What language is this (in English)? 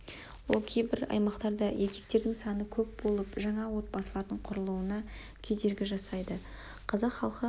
Kazakh